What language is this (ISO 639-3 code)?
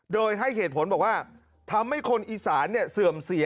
tha